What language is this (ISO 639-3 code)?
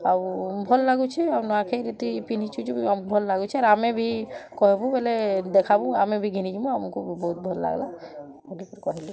ori